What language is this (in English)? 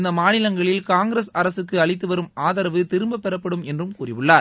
Tamil